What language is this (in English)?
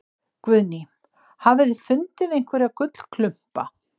Icelandic